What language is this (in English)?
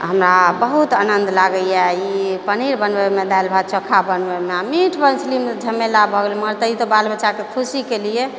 Maithili